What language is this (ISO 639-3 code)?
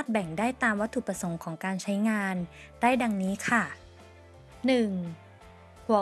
tha